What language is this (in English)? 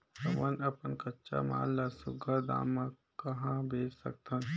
Chhattisgarhi